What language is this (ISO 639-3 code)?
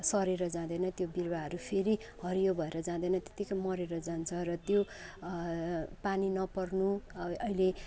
nep